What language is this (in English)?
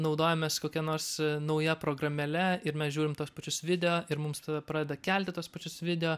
Lithuanian